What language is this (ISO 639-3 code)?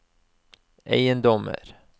nor